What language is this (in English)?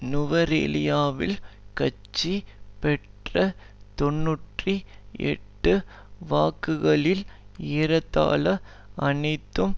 Tamil